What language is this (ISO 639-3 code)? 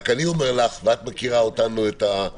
heb